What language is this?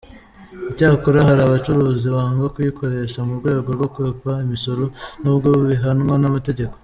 Kinyarwanda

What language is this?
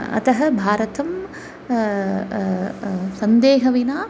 Sanskrit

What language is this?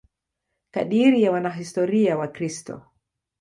Swahili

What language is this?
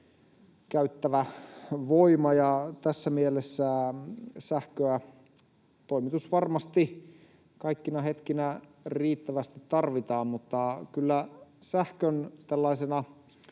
Finnish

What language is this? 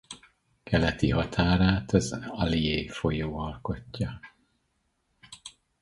Hungarian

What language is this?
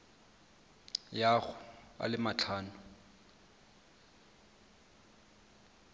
Tswana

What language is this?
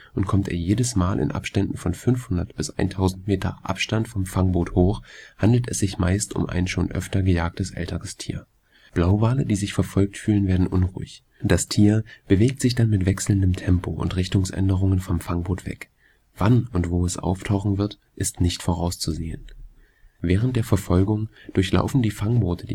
German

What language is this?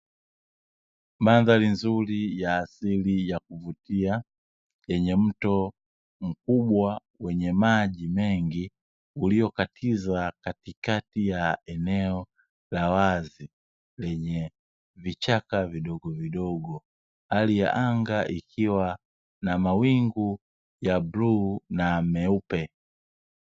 Swahili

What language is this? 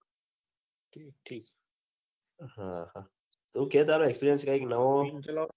Gujarati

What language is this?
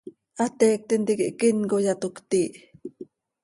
Seri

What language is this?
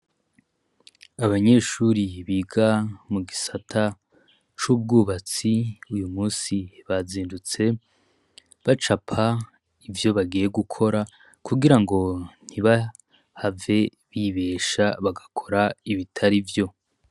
Rundi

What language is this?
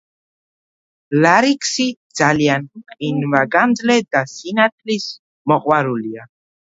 Georgian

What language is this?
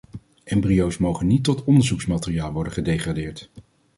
Dutch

